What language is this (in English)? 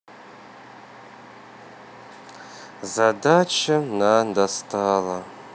Russian